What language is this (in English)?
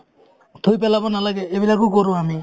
Assamese